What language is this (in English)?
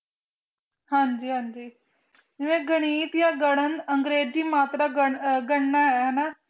Punjabi